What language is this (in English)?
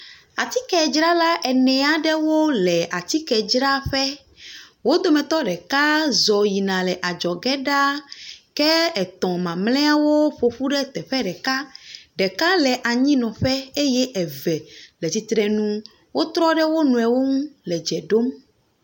Ewe